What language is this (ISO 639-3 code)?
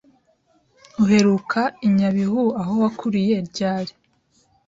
kin